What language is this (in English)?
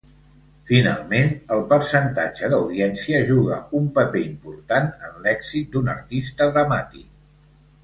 Catalan